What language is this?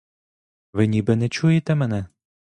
Ukrainian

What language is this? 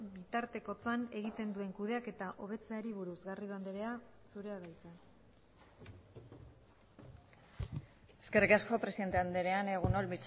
Basque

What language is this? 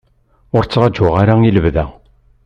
Kabyle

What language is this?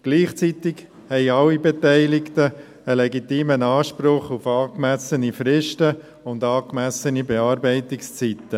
Swiss German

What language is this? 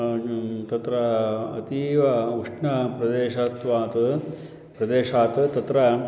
Sanskrit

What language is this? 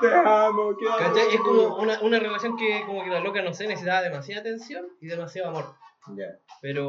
Spanish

